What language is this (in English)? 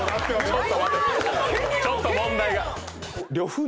Japanese